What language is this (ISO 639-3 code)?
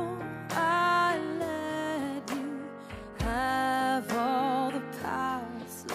eng